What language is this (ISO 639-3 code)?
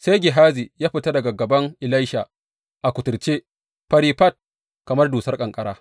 hau